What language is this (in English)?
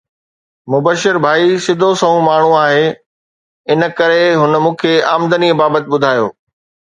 Sindhi